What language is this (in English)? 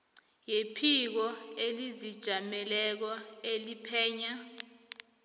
South Ndebele